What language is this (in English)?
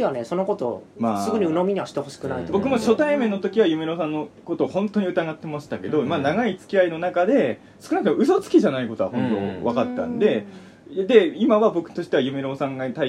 Japanese